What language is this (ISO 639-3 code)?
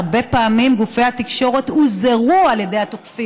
heb